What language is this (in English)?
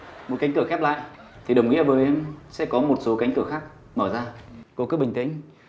Vietnamese